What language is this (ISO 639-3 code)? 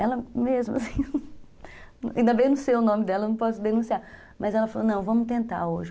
por